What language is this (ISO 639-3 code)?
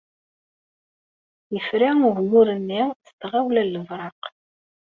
kab